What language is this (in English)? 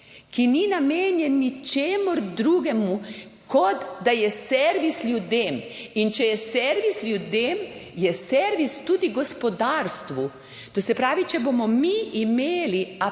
Slovenian